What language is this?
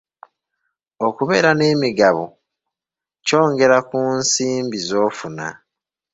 Ganda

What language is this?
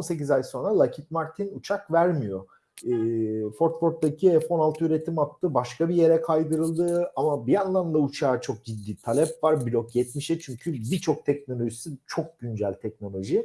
Turkish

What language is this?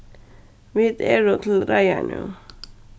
Faroese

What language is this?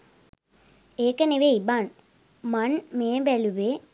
Sinhala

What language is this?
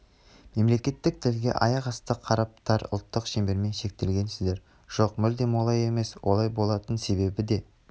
Kazakh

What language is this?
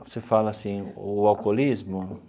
Portuguese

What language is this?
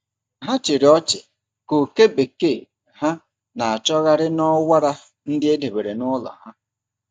Igbo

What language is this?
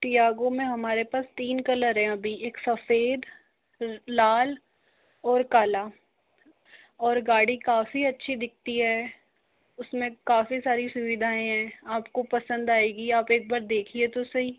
Hindi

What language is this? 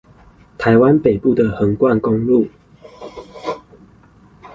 Chinese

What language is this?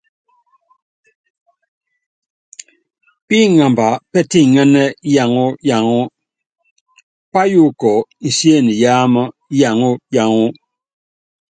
Yangben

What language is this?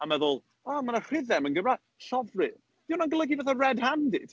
Welsh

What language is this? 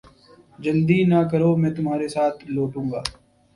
Urdu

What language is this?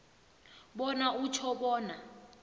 South Ndebele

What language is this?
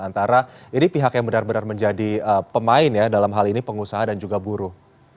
Indonesian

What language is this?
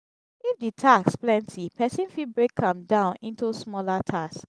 Nigerian Pidgin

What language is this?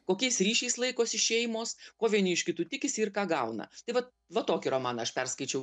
Lithuanian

